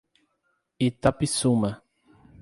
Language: Portuguese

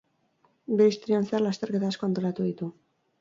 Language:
Basque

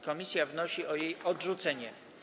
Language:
Polish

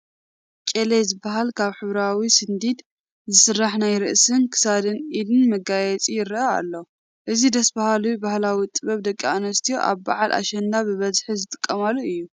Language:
Tigrinya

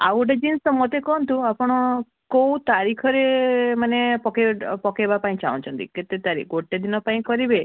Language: Odia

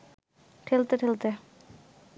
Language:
Bangla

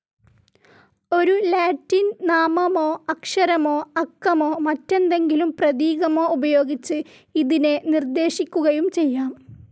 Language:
Malayalam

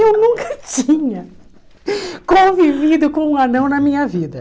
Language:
Portuguese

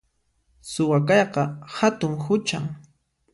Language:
Puno Quechua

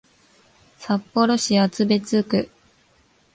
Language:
Japanese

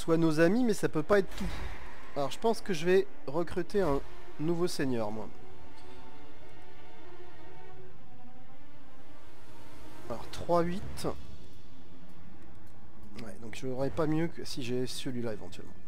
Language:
French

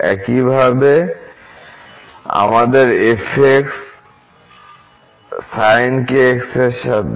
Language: Bangla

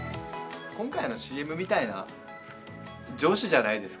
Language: Japanese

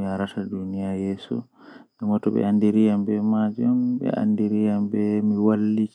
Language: Western Niger Fulfulde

